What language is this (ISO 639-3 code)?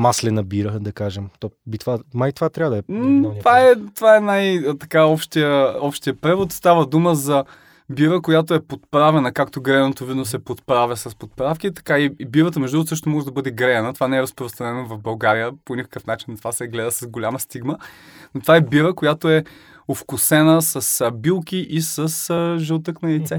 bul